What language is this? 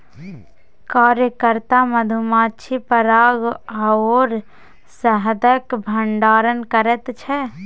Maithili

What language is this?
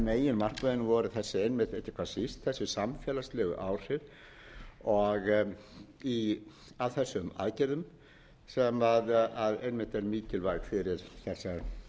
Icelandic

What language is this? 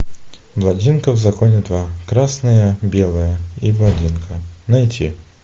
Russian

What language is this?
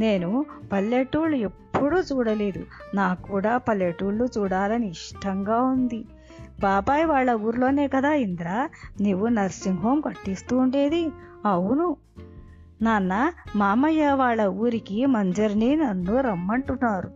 Telugu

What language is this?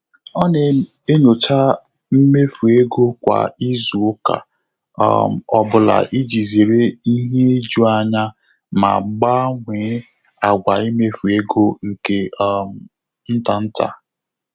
Igbo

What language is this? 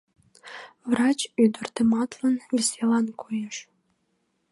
Mari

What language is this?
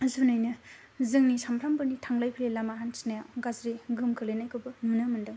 Bodo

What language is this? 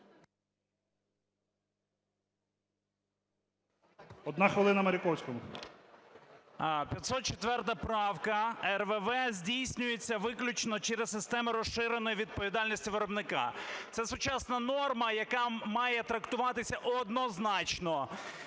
Ukrainian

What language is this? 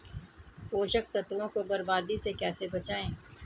Hindi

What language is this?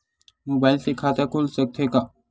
Chhattisgarhi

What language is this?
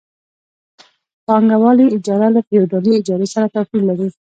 Pashto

